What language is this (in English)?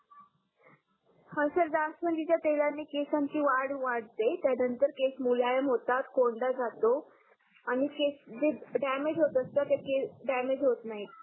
Marathi